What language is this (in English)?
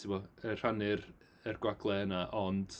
Welsh